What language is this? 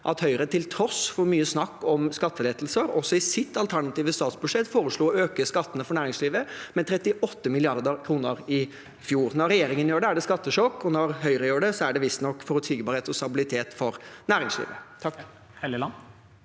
Norwegian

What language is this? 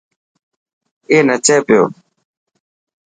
Dhatki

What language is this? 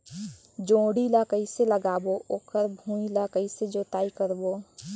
Chhattisgarhi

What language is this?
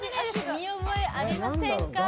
Japanese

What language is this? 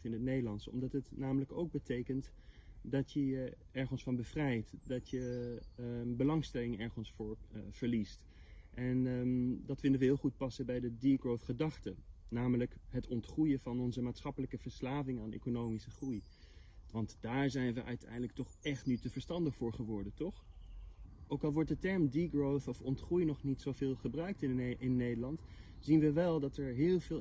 Dutch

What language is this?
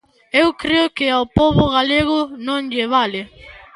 Galician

